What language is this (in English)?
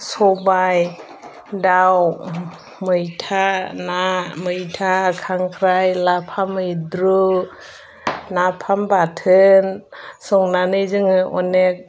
Bodo